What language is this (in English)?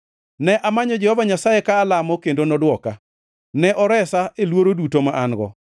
Luo (Kenya and Tanzania)